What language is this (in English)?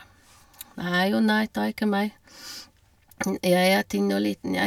Norwegian